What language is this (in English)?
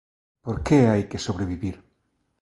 Galician